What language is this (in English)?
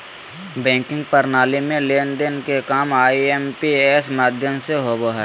Magahi